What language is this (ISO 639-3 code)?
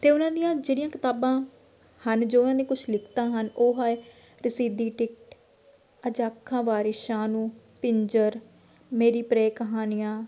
pan